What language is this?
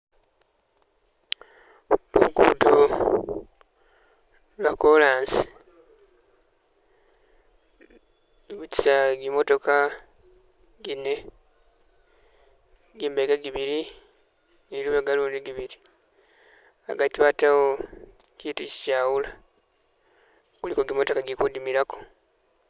Masaaba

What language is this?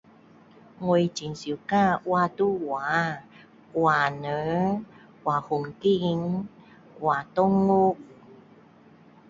Min Dong Chinese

